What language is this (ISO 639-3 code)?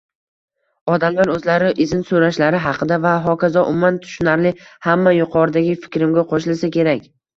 uzb